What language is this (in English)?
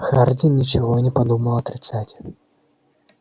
Russian